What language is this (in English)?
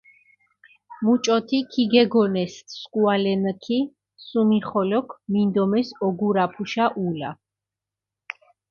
Mingrelian